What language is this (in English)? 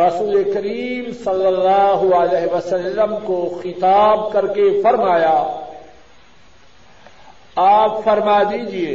Urdu